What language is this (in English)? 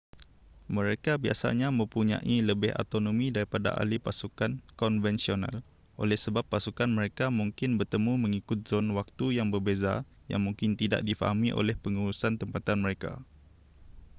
Malay